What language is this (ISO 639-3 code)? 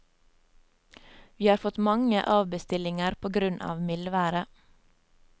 nor